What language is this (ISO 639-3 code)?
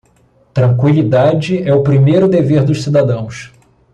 por